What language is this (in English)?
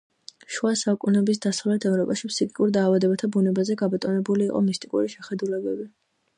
Georgian